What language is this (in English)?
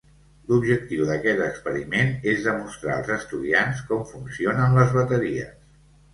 Catalan